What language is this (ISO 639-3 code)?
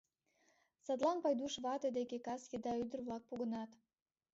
chm